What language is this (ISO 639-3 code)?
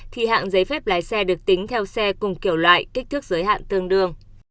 vie